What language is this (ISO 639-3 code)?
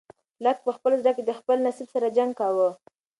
pus